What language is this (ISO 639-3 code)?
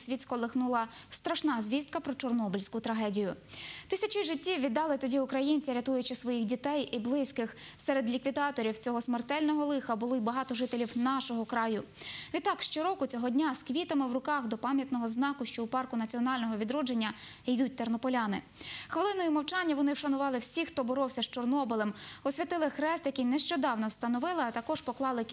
ukr